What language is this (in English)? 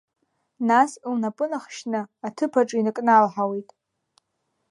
Abkhazian